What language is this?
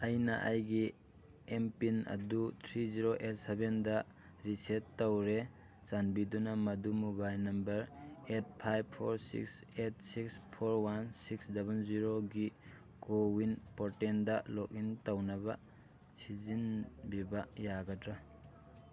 Manipuri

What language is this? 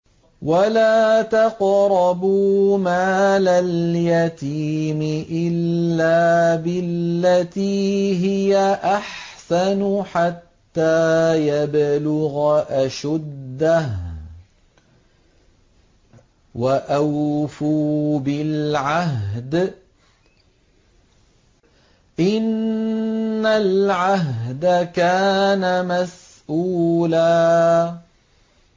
Arabic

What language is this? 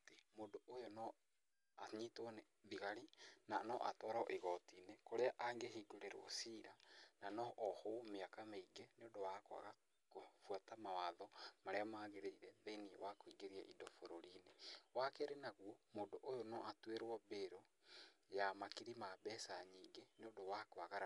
Kikuyu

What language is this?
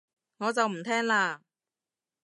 Cantonese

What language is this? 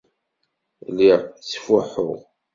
Kabyle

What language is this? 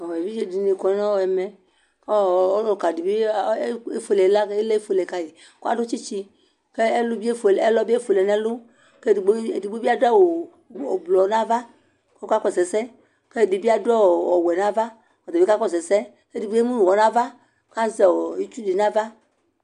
Ikposo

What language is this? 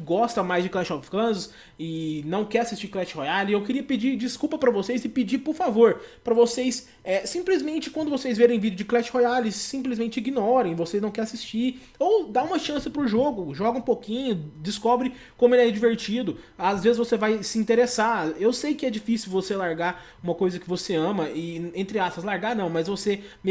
Portuguese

